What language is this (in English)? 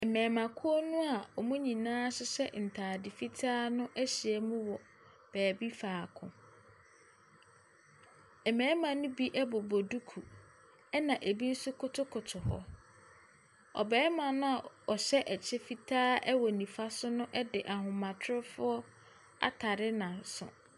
Akan